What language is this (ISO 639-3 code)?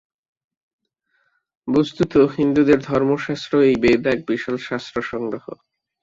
ben